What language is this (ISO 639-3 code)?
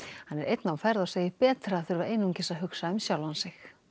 isl